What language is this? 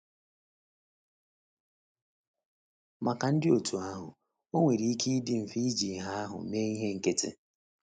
Igbo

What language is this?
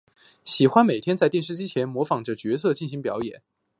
Chinese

